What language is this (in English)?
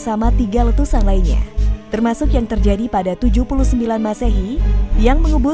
Indonesian